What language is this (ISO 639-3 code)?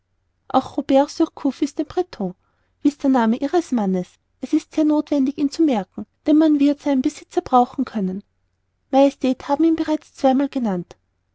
deu